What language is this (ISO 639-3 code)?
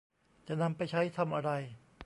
tha